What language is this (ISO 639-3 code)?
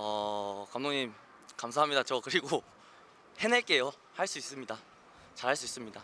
kor